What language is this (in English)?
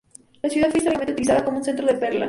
Spanish